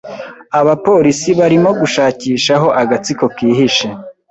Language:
Kinyarwanda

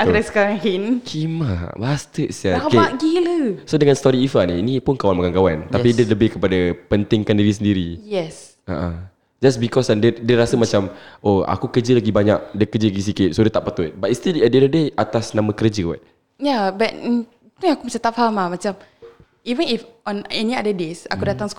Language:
Malay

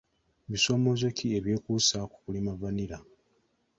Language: Ganda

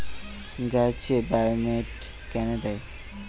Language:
Bangla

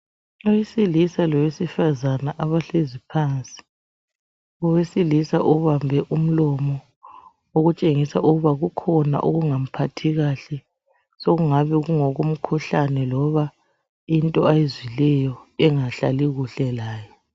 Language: North Ndebele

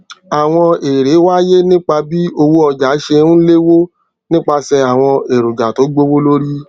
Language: Yoruba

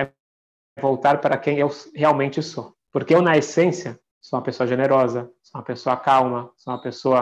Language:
Portuguese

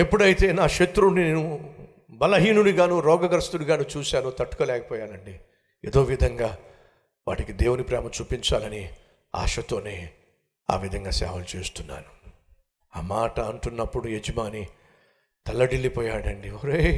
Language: Telugu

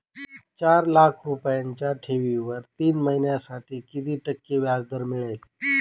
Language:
Marathi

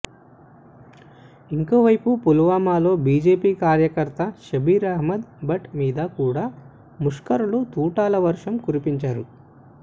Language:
Telugu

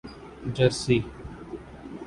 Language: Urdu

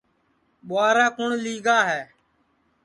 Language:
Sansi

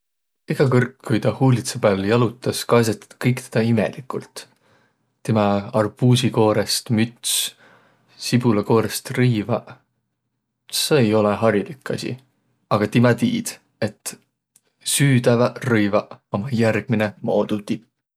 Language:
Võro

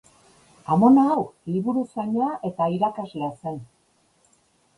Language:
Basque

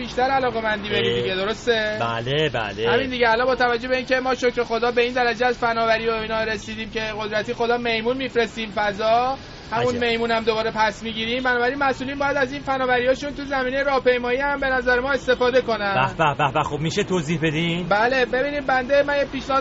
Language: Persian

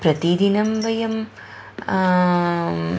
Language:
Sanskrit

